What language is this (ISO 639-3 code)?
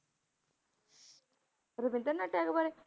pan